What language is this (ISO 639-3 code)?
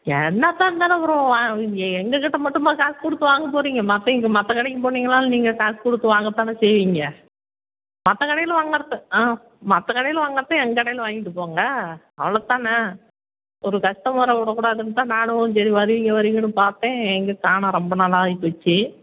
tam